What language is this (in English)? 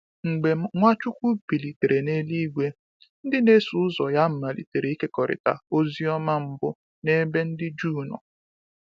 Igbo